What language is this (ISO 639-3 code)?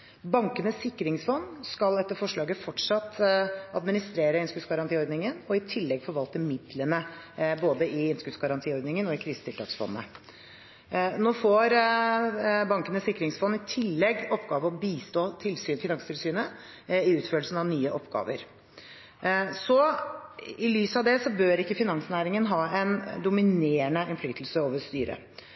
nob